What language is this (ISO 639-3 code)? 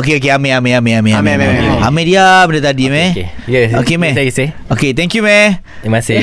msa